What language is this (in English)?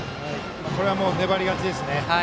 Japanese